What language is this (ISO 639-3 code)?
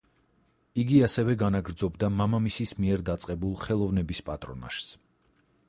kat